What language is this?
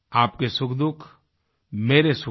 Hindi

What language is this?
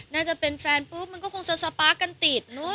Thai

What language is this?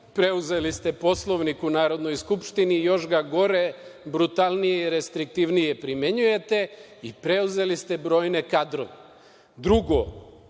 Serbian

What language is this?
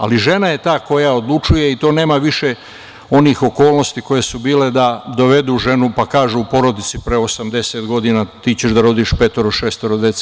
Serbian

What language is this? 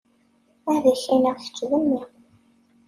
Kabyle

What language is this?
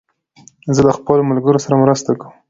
Pashto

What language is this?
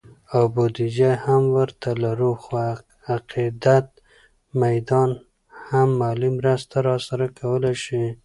Pashto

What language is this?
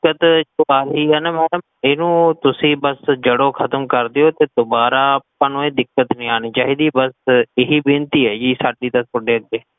Punjabi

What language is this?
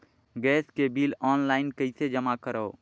Chhattisgarhi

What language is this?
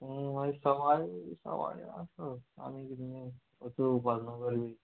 Konkani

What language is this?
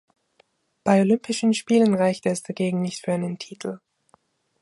German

